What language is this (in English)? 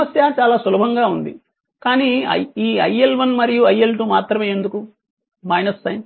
Telugu